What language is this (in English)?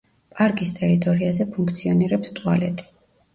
Georgian